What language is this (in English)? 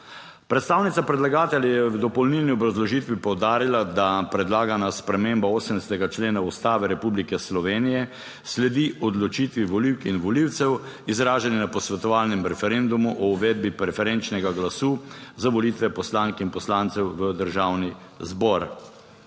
Slovenian